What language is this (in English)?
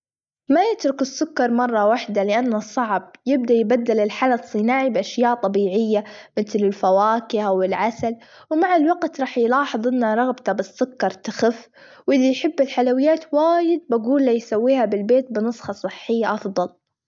Gulf Arabic